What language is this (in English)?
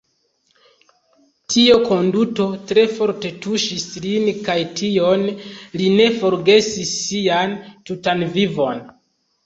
Esperanto